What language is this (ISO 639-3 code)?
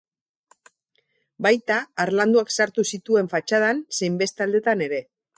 eus